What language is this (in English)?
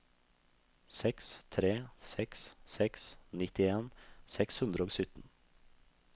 Norwegian